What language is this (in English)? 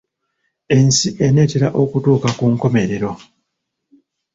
Ganda